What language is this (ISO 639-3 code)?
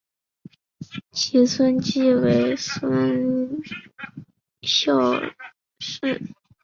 zho